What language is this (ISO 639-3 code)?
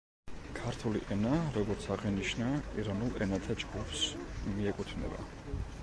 kat